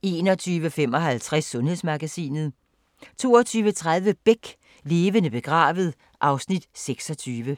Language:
Danish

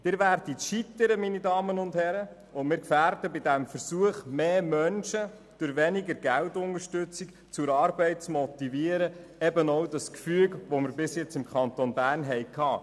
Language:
Swiss German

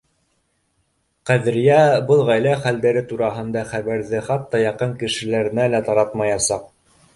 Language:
Bashkir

